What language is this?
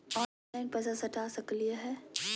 Magahi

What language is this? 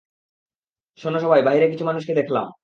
Bangla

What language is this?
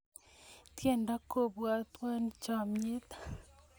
Kalenjin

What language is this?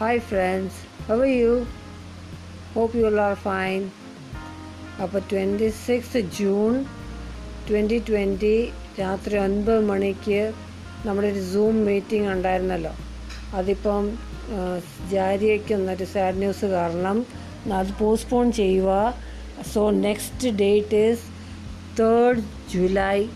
Hindi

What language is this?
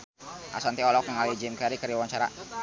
Sundanese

